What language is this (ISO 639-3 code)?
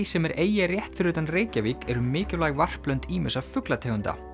isl